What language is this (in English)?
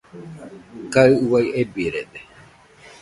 Nüpode Huitoto